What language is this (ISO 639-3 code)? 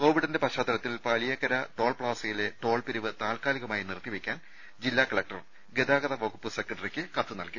mal